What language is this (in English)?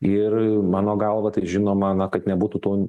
Lithuanian